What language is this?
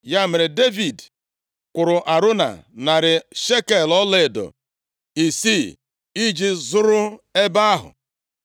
Igbo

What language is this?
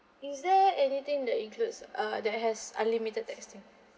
English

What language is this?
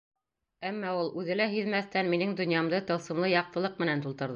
Bashkir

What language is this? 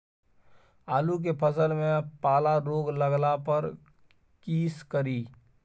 Maithili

